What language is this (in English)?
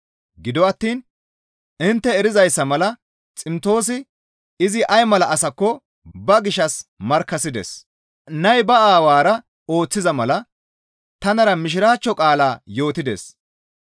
Gamo